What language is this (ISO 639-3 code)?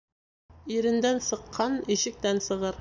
bak